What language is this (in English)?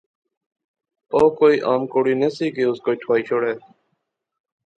Pahari-Potwari